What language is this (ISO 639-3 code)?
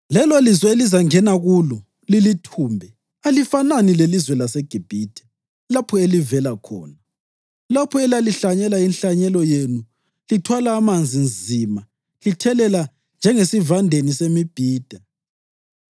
nde